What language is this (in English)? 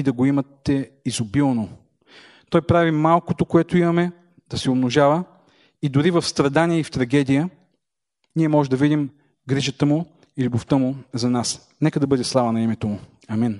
Bulgarian